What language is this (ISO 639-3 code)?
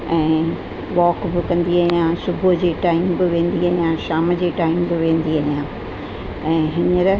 snd